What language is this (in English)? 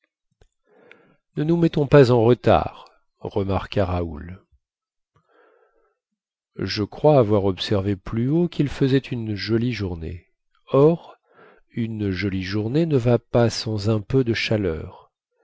French